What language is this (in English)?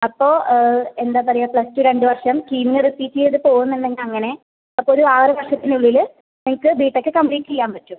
Malayalam